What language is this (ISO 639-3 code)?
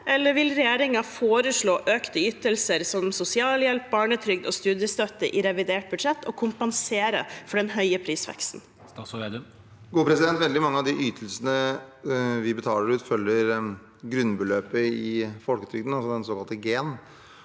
nor